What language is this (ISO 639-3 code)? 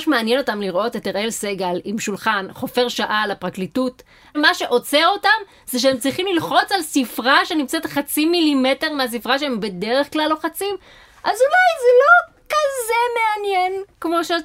heb